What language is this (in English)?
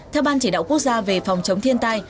Vietnamese